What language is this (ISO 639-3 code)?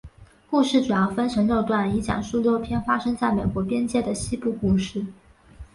zho